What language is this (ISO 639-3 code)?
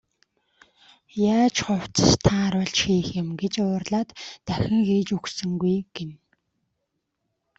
mon